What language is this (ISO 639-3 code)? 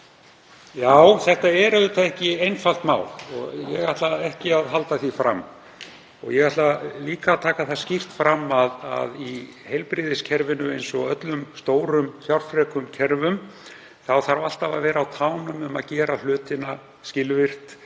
isl